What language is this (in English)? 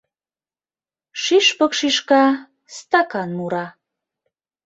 Mari